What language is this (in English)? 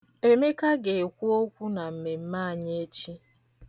Igbo